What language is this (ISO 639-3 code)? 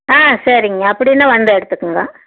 tam